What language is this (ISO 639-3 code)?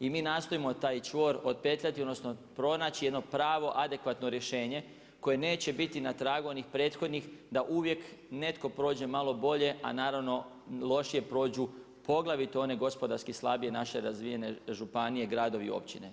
hrv